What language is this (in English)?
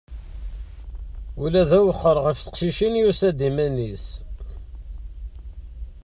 Kabyle